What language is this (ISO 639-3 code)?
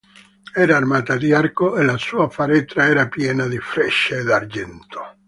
ita